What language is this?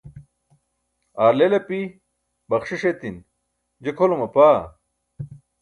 Burushaski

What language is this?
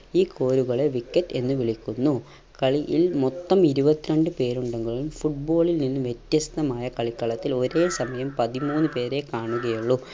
Malayalam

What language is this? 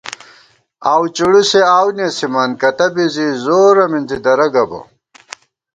Gawar-Bati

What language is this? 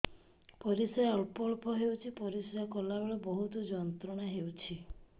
Odia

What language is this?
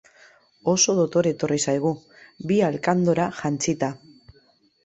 Basque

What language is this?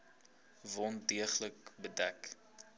Afrikaans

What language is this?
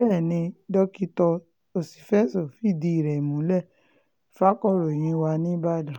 Yoruba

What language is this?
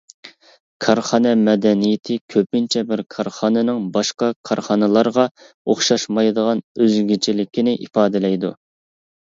Uyghur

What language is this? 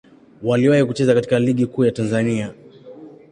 Swahili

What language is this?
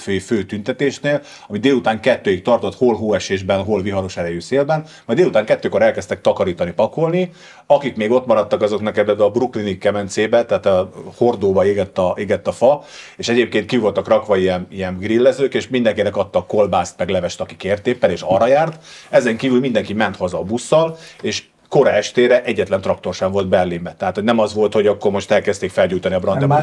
Hungarian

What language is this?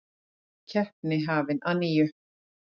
Icelandic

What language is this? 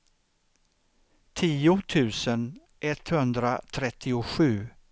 Swedish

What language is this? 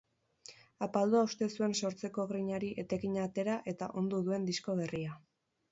Basque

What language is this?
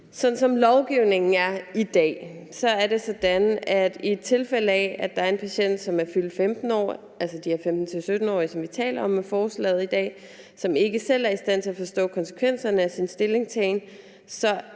Danish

